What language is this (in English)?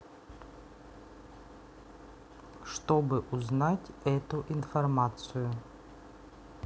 Russian